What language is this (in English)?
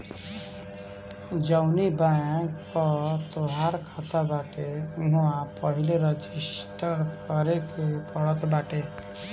Bhojpuri